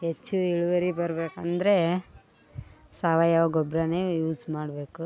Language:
Kannada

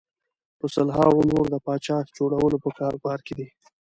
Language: Pashto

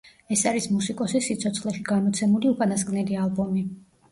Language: Georgian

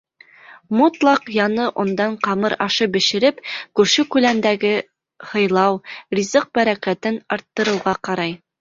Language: Bashkir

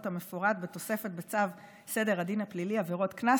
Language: Hebrew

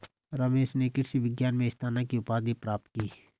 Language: Hindi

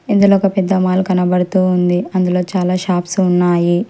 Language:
Telugu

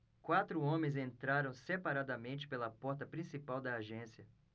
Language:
Portuguese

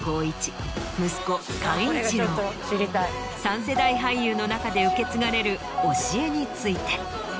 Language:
Japanese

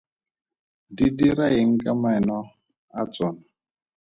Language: Tswana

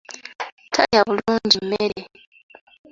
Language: Ganda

